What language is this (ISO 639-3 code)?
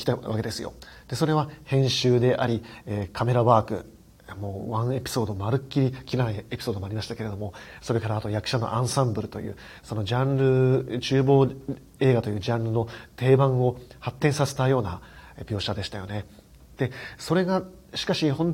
jpn